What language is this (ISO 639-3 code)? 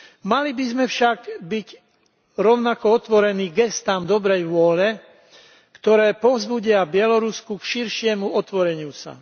slk